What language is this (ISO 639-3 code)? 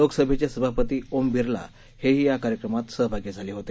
mar